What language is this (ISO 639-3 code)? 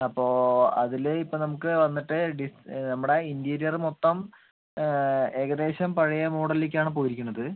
mal